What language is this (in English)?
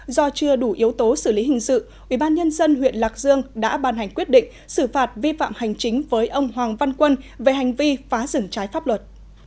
Vietnamese